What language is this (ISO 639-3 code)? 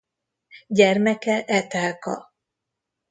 hun